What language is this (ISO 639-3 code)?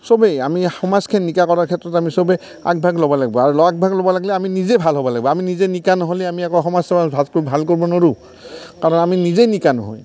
asm